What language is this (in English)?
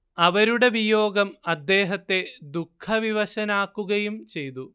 Malayalam